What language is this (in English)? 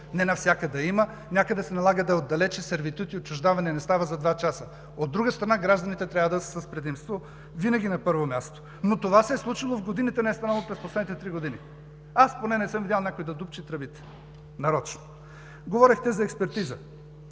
Bulgarian